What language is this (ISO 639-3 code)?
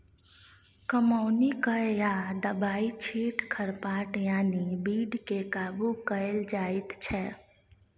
mai